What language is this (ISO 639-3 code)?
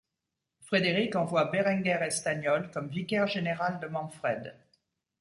fra